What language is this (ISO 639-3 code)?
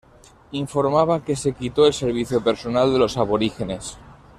spa